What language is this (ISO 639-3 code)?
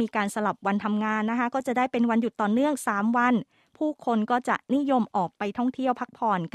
tha